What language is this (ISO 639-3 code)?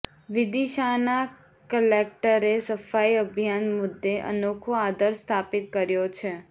guj